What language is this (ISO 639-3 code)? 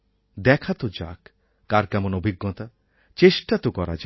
ben